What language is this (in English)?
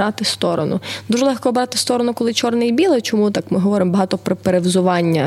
Ukrainian